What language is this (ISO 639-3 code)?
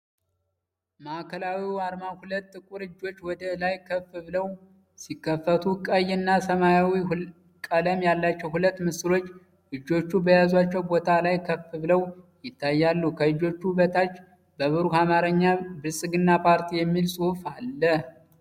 amh